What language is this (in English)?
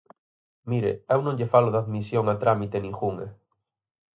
Galician